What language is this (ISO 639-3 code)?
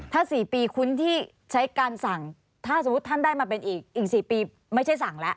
tha